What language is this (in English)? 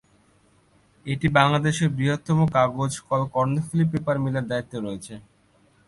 Bangla